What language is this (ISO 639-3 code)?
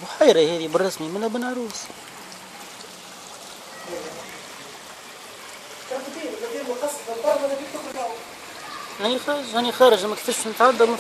ara